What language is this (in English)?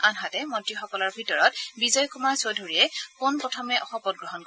Assamese